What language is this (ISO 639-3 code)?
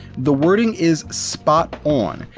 eng